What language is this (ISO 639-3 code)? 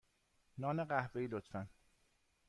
fas